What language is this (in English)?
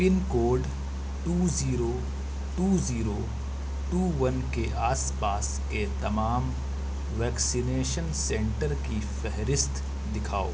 Urdu